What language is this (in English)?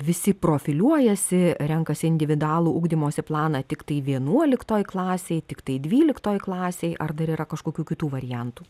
Lithuanian